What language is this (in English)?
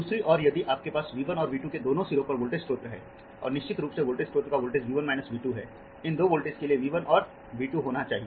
Hindi